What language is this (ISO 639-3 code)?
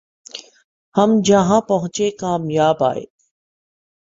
urd